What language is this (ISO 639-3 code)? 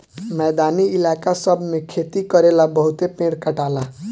bho